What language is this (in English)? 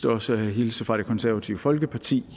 Danish